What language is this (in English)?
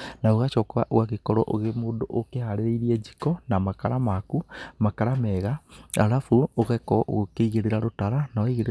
Kikuyu